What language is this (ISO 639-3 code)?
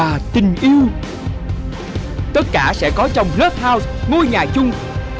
vie